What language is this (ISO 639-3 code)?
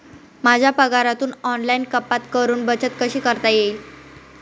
mar